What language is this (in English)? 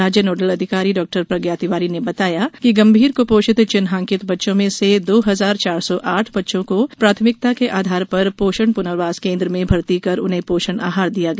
Hindi